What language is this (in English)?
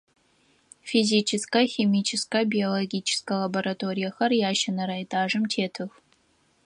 Adyghe